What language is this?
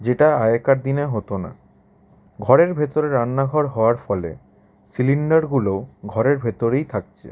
Bangla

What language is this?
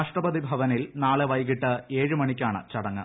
Malayalam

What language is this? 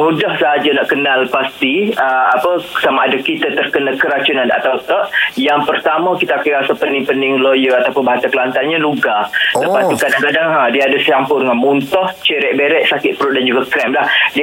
Malay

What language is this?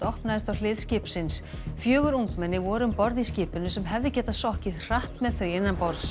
Icelandic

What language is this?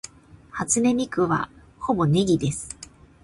Japanese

